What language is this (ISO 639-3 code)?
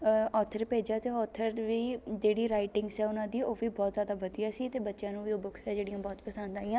pan